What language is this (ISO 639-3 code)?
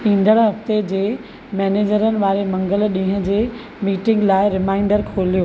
snd